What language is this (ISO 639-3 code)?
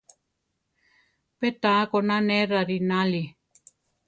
tar